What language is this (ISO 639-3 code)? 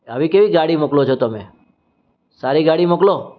guj